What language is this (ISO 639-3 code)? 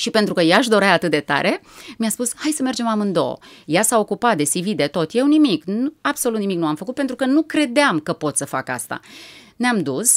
ron